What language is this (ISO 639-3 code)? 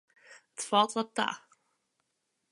fry